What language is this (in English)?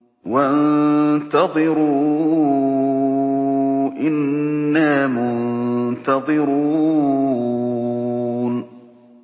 Arabic